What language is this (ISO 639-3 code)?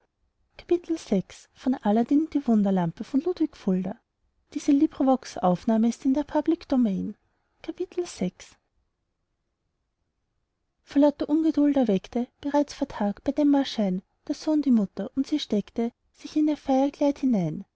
deu